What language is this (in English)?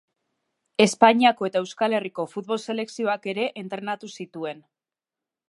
Basque